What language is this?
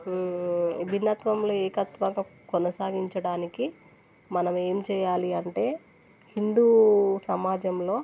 Telugu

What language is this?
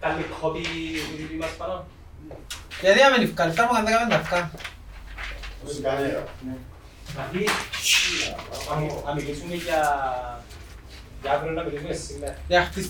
Greek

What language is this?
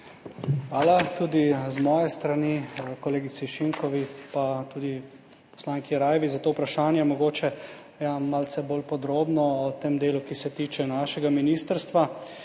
Slovenian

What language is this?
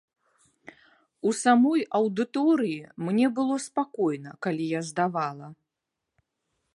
Belarusian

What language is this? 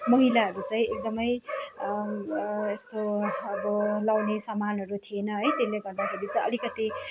Nepali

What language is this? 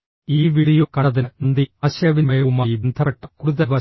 Malayalam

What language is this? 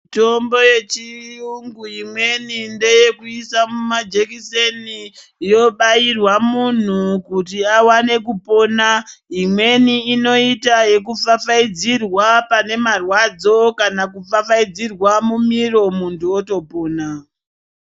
Ndau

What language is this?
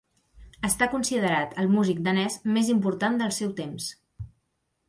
Catalan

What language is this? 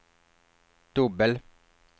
Swedish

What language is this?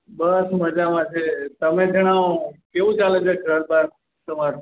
Gujarati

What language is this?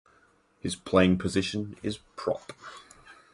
English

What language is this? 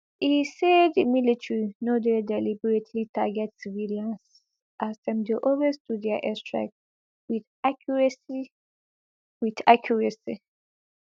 Nigerian Pidgin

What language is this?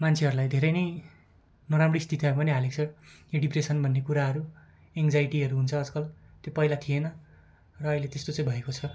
Nepali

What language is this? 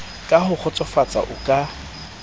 Southern Sotho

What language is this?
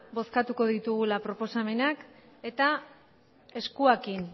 Basque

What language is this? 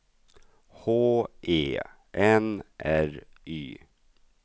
Swedish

